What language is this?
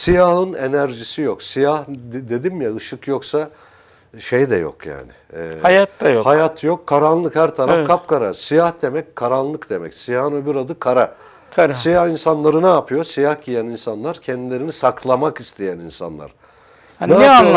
Turkish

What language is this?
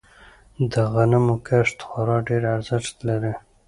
Pashto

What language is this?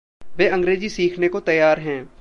Hindi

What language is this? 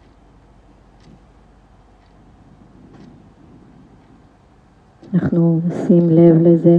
Hebrew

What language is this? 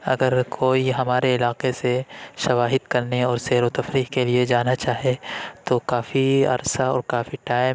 Urdu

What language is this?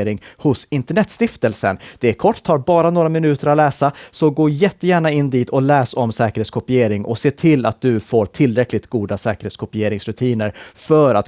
Swedish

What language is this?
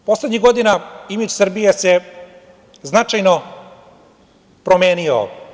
Serbian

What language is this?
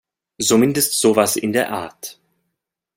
German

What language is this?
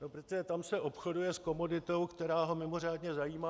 Czech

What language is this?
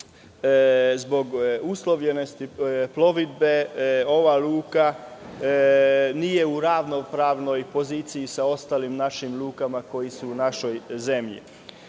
Serbian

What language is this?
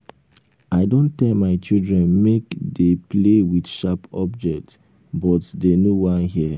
Nigerian Pidgin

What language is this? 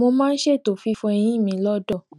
Yoruba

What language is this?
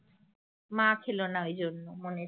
Bangla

